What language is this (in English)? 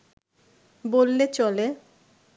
Bangla